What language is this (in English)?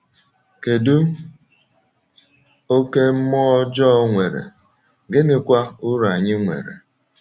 Igbo